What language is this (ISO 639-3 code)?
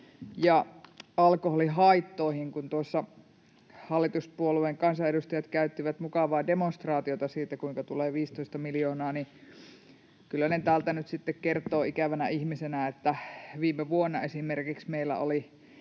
fin